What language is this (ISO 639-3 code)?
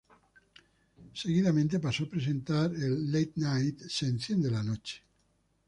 spa